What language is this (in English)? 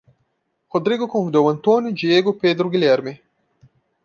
Portuguese